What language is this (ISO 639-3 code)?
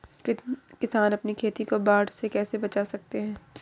hin